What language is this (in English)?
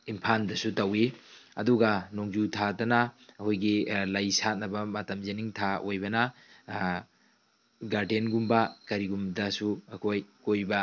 Manipuri